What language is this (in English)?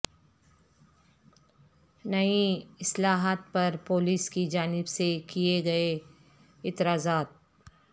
Urdu